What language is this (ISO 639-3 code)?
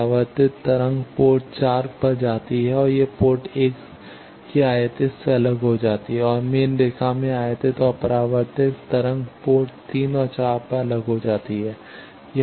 hin